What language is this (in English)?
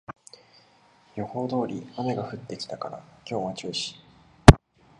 Japanese